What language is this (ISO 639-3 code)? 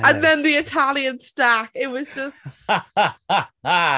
eng